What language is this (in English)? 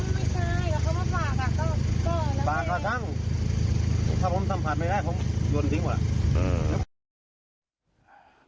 Thai